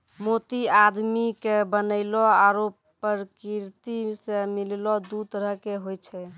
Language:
Maithili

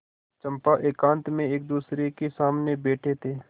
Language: Hindi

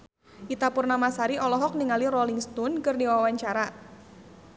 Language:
Sundanese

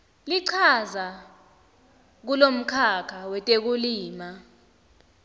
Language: Swati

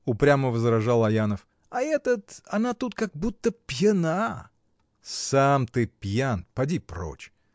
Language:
Russian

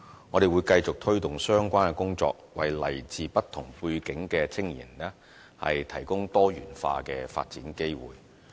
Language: Cantonese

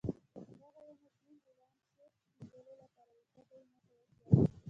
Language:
Pashto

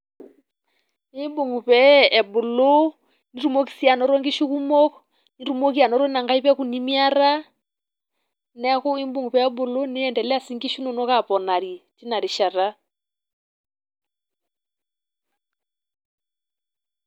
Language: Masai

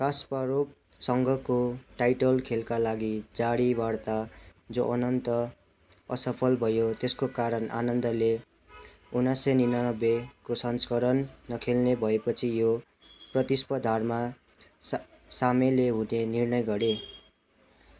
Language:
Nepali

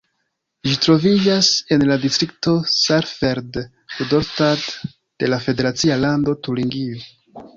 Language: Esperanto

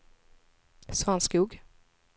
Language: Swedish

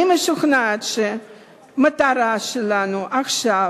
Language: Hebrew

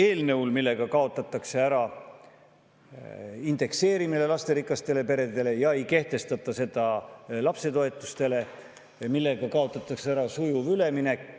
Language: Estonian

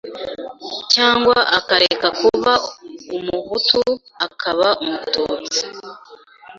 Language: Kinyarwanda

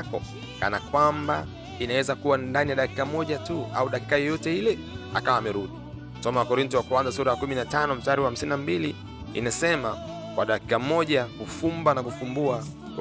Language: Swahili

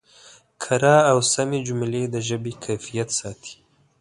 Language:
Pashto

